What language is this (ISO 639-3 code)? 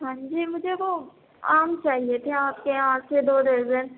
urd